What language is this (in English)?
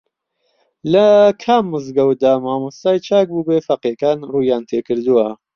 Central Kurdish